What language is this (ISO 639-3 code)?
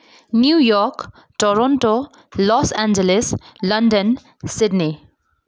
nep